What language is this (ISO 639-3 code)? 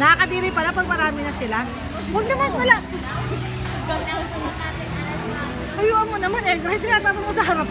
fil